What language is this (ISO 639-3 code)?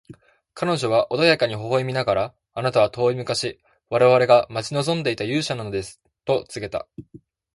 jpn